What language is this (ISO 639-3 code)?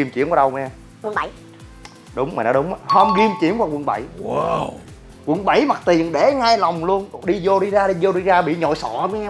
vie